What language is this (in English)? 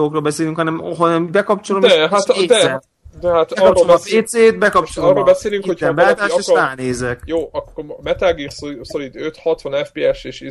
Hungarian